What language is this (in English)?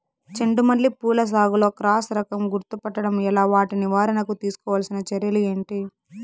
Telugu